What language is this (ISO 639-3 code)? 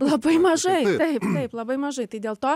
lit